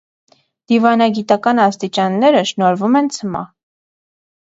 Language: Armenian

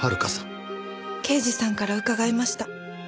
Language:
Japanese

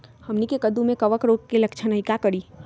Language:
Magahi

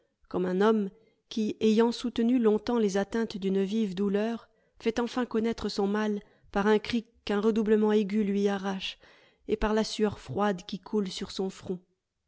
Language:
French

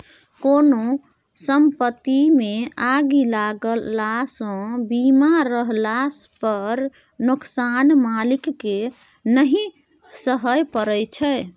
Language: Maithili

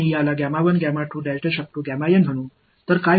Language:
Tamil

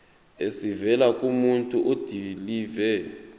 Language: Zulu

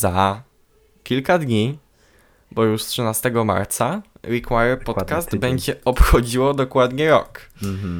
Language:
Polish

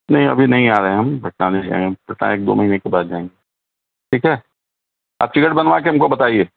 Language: Urdu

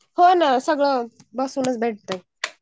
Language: Marathi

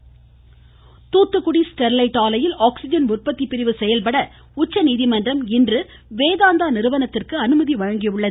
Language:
Tamil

